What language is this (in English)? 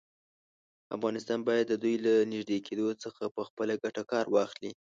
Pashto